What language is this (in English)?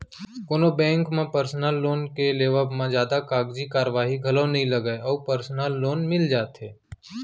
Chhattisgarhi